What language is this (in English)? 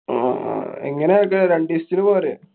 Malayalam